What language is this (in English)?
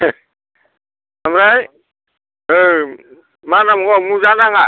Bodo